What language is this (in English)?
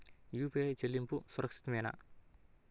Telugu